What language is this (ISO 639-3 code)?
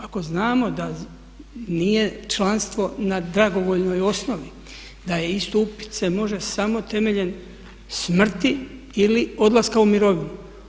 hrv